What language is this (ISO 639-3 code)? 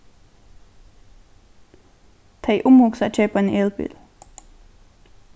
fao